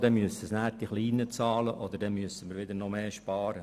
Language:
Swiss German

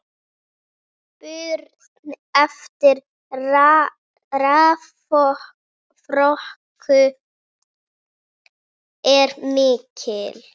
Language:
Icelandic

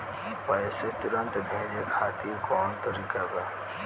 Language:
Bhojpuri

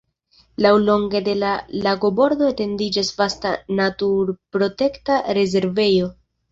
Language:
Esperanto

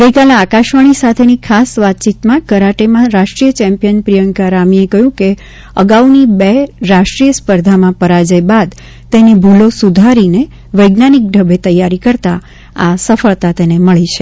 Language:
Gujarati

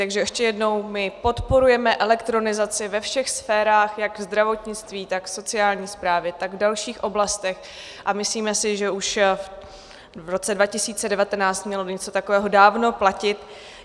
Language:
Czech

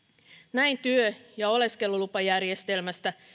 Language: Finnish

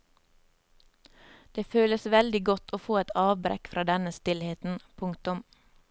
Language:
Norwegian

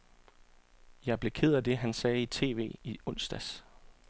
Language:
Danish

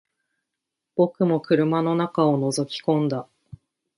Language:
Japanese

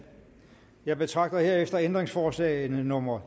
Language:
Danish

